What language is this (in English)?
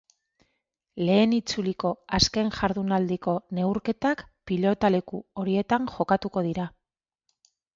Basque